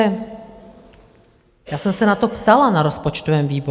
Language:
Czech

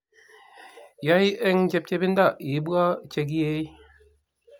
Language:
Kalenjin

